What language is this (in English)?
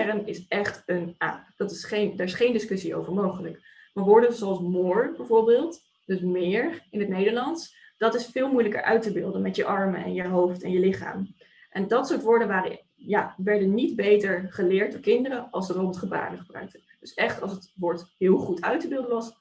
Dutch